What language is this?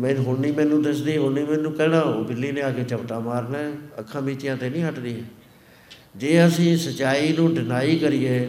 Punjabi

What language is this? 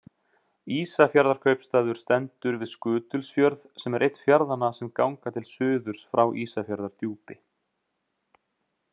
Icelandic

